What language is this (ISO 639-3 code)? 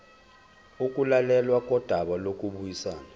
zul